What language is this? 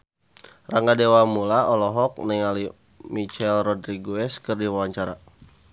Sundanese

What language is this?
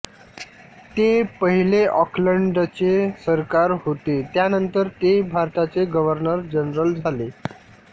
Marathi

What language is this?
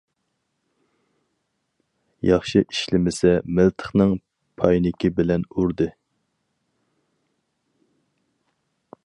Uyghur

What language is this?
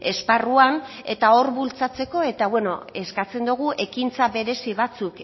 Basque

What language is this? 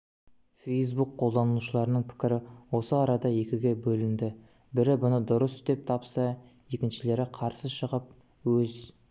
Kazakh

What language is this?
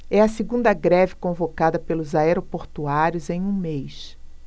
Portuguese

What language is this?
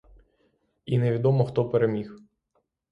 Ukrainian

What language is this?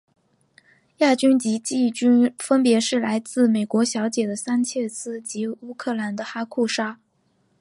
Chinese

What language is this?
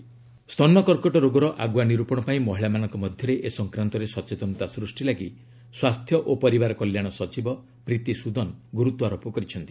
Odia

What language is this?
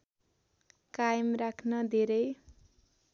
Nepali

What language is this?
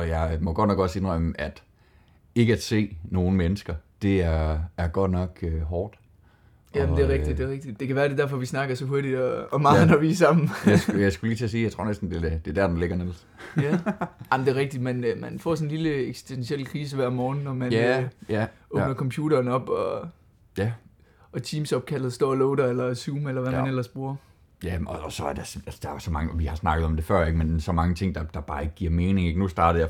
Danish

